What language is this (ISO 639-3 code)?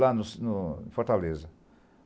por